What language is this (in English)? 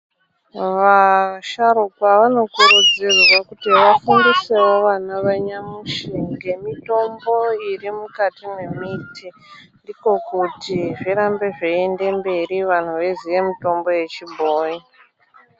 Ndau